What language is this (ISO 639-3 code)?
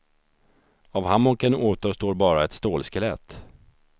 swe